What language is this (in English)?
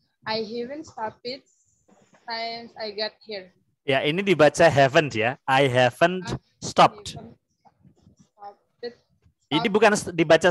Indonesian